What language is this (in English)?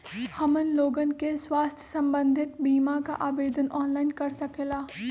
Magahi